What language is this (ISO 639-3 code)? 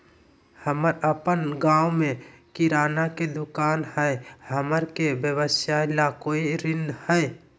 mag